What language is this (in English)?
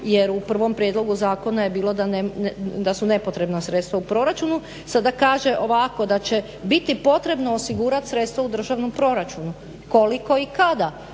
Croatian